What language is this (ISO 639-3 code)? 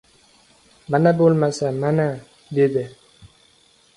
uzb